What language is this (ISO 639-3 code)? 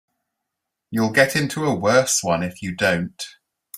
eng